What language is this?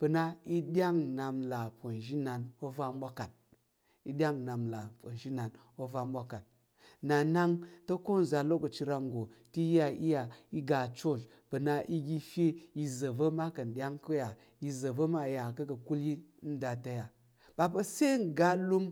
Tarok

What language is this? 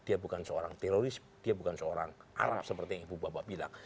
Indonesian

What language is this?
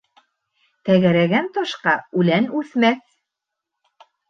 Bashkir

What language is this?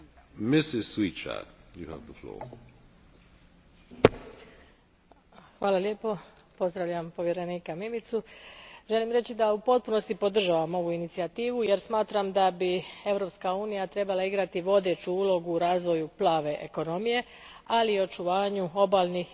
Croatian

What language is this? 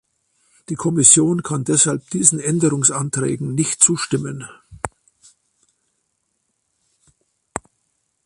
German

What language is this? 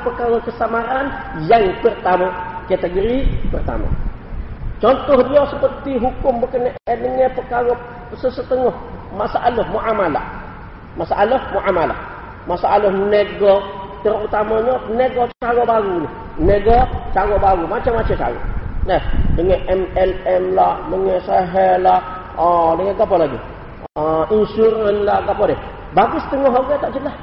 Malay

